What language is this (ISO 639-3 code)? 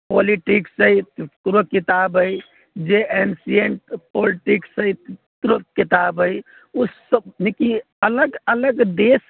mai